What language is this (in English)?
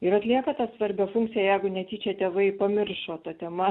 Lithuanian